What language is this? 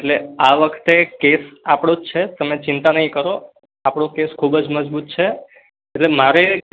Gujarati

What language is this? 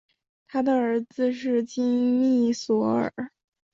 Chinese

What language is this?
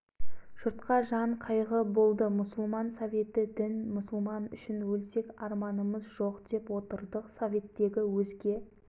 Kazakh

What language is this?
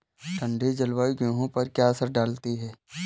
Hindi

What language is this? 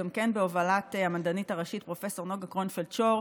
Hebrew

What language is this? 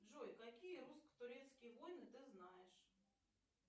Russian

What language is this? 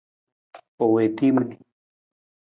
Nawdm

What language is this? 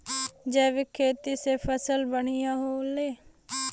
Bhojpuri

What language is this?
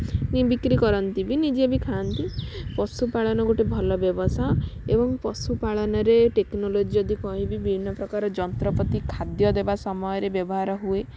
Odia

